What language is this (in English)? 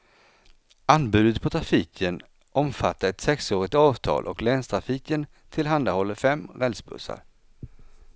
Swedish